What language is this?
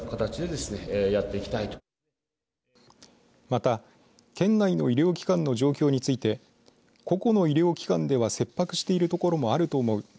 Japanese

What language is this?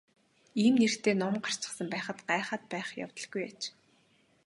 Mongolian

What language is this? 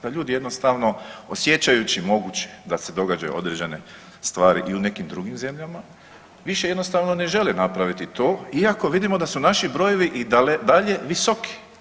Croatian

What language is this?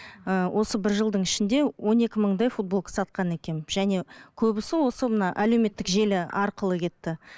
Kazakh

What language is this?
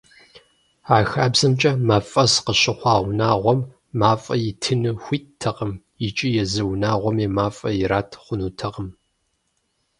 Kabardian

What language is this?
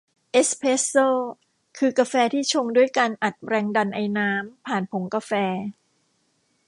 Thai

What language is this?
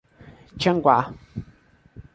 Portuguese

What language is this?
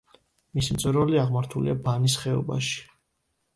Georgian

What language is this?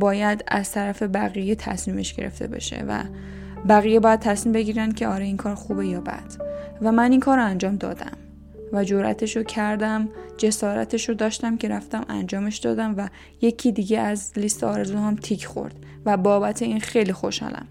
Persian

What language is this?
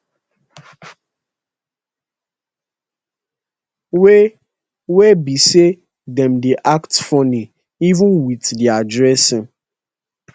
Nigerian Pidgin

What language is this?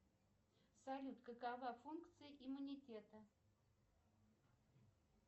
Russian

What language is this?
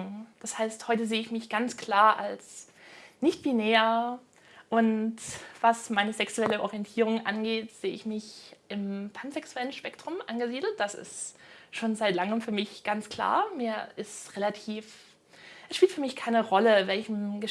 German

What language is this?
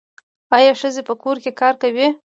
Pashto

